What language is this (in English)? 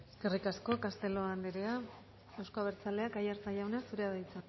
Basque